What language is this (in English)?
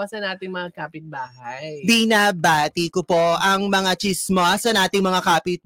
Filipino